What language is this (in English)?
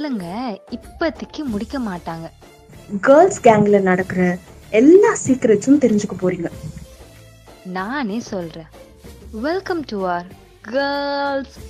Tamil